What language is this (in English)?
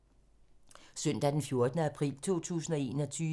Danish